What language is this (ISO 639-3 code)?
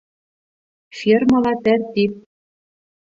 bak